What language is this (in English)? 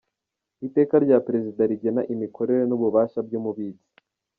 Kinyarwanda